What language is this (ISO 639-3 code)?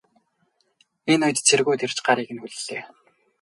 mon